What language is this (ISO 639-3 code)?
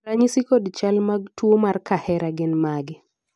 luo